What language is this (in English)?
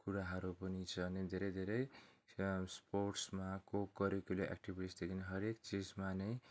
Nepali